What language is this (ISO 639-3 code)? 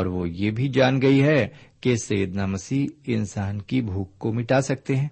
urd